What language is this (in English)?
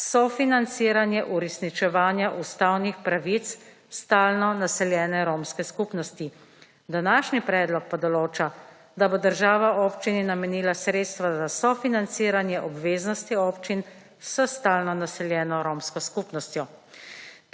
Slovenian